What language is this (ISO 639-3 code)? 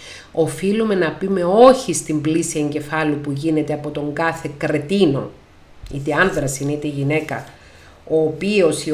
ell